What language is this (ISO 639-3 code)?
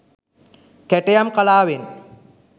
sin